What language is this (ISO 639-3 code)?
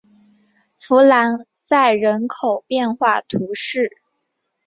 zho